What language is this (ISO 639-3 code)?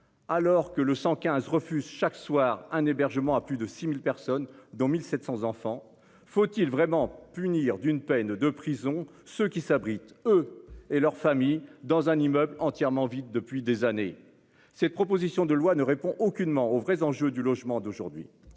fra